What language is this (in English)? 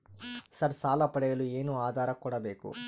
Kannada